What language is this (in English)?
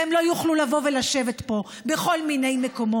Hebrew